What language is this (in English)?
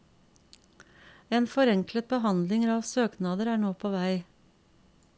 Norwegian